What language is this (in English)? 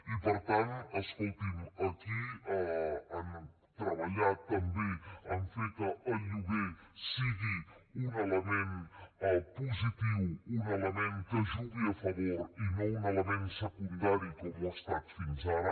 Catalan